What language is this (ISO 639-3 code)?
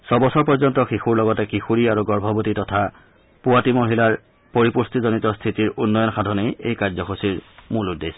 asm